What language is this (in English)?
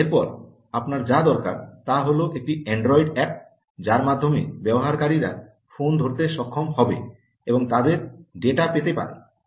Bangla